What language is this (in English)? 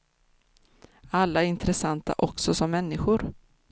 Swedish